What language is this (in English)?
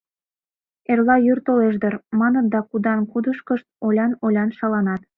Mari